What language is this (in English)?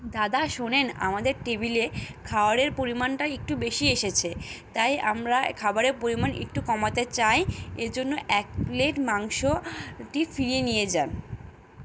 Bangla